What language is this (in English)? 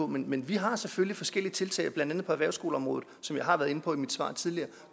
Danish